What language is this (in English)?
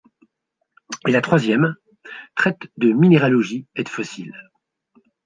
French